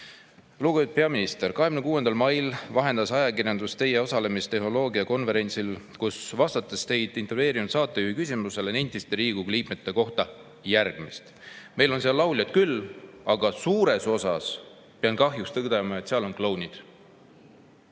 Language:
Estonian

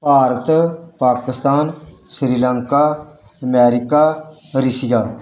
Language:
Punjabi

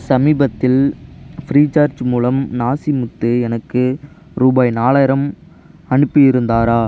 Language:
Tamil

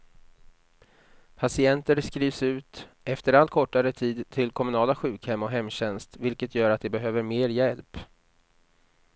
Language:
Swedish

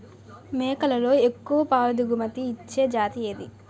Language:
Telugu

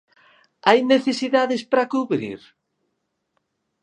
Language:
Galician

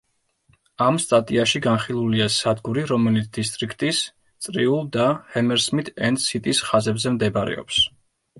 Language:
Georgian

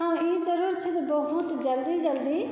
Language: Maithili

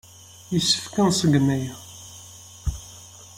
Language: Kabyle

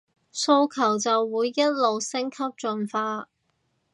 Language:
Cantonese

